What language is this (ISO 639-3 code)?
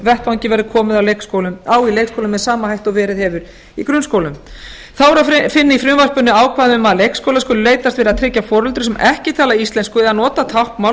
isl